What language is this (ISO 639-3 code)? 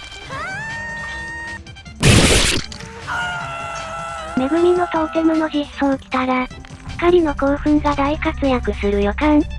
jpn